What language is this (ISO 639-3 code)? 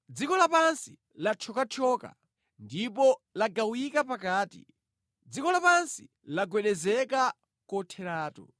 nya